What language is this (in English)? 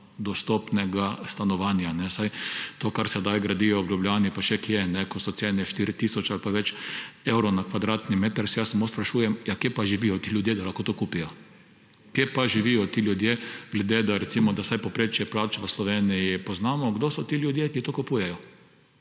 Slovenian